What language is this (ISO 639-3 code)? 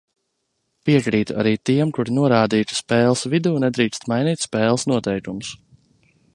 lav